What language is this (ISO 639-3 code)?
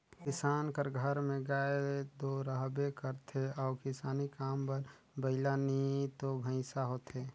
hne